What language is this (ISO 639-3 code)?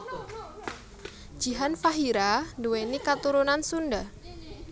jav